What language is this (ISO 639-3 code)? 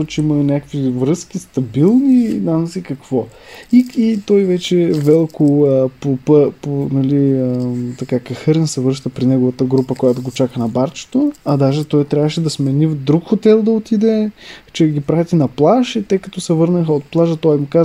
bul